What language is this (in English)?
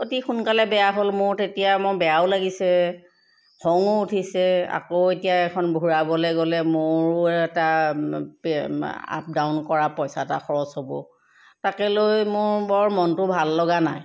Assamese